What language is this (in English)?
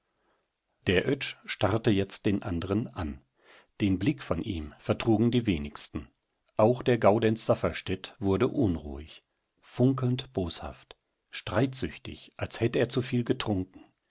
German